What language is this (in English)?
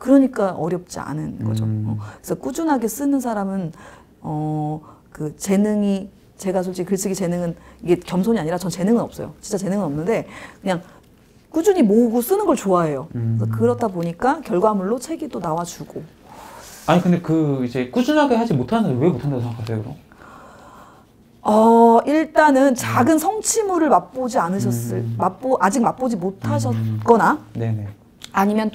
Korean